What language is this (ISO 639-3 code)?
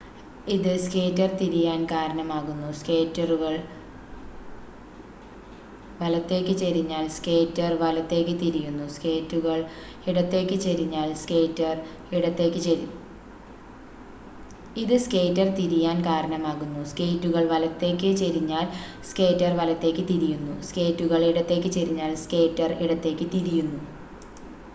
mal